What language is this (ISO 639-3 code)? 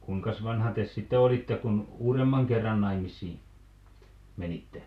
fin